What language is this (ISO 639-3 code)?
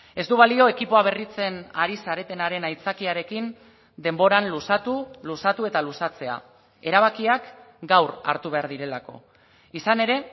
eus